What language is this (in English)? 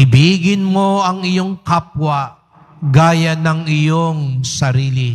Filipino